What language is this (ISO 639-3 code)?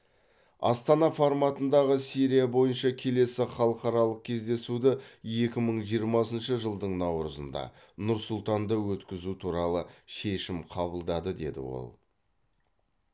kaz